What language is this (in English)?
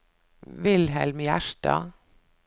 Norwegian